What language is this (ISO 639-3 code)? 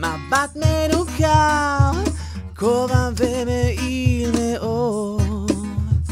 heb